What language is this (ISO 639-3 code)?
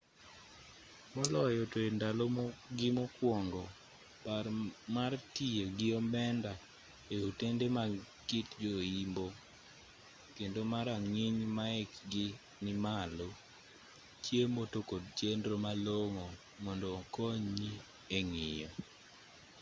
luo